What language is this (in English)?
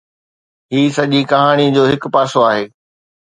Sindhi